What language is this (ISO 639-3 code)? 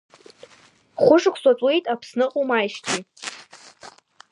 abk